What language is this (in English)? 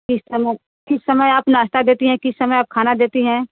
Hindi